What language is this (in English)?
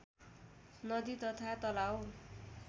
Nepali